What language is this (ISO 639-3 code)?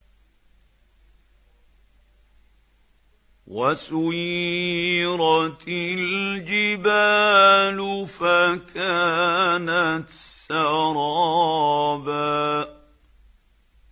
ara